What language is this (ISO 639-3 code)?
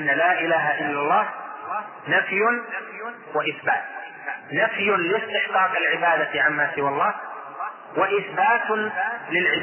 ara